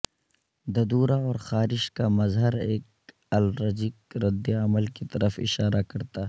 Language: Urdu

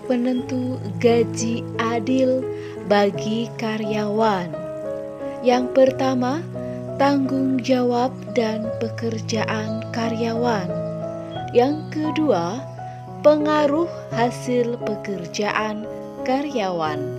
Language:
Indonesian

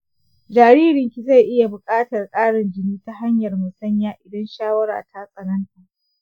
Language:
Hausa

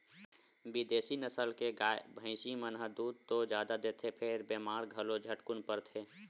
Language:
Chhattisgarhi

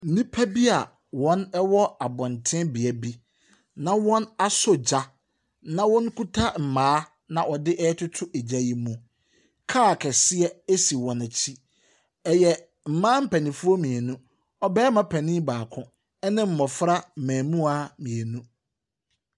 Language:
Akan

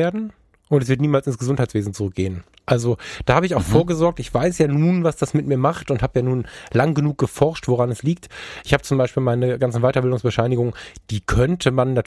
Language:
German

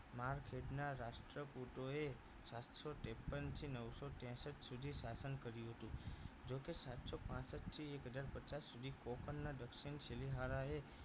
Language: Gujarati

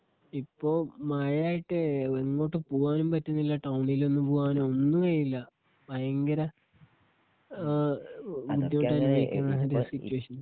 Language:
Malayalam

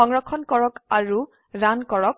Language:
Assamese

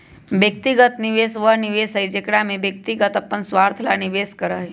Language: Magahi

